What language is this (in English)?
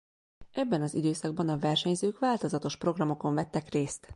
Hungarian